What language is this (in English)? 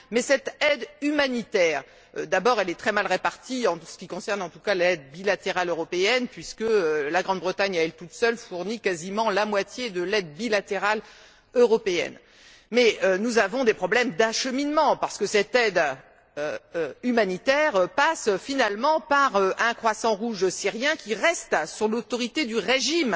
French